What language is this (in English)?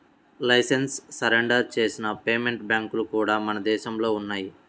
Telugu